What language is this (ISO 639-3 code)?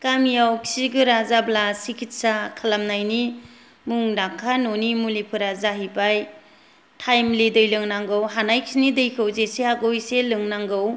brx